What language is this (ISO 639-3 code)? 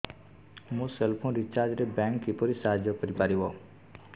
ori